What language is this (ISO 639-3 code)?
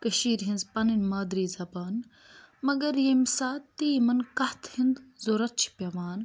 kas